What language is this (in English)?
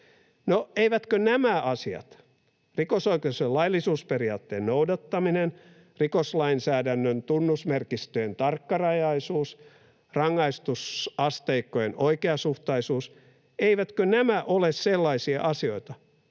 Finnish